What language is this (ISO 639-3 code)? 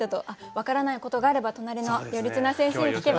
jpn